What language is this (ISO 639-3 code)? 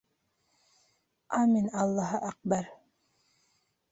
bak